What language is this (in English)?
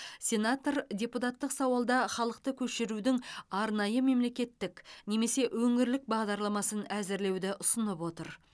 Kazakh